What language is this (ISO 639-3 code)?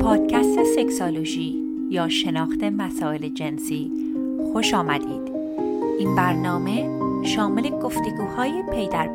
fas